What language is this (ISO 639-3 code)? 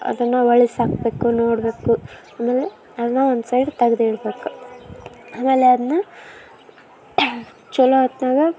kan